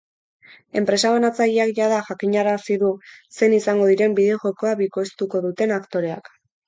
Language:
Basque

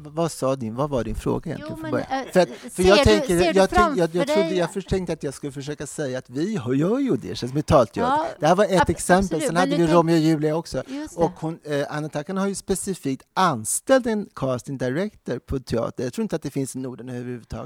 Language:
Swedish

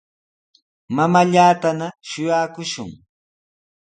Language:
Sihuas Ancash Quechua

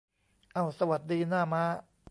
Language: Thai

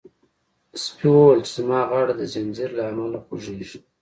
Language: Pashto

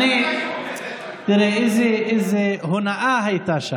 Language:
Hebrew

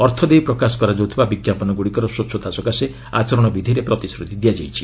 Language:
Odia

